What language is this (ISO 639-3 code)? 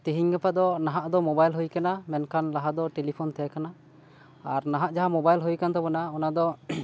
sat